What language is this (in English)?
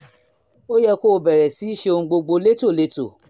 Yoruba